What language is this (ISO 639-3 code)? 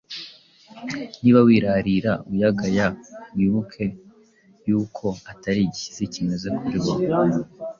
kin